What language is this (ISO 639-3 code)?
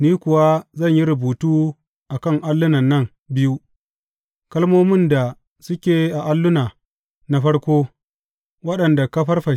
hau